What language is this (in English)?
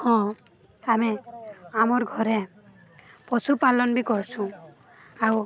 Odia